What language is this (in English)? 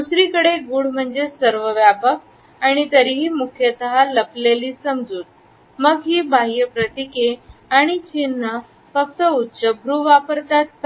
Marathi